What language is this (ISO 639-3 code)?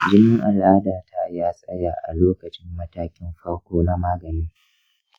hau